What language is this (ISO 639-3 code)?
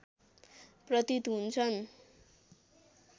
nep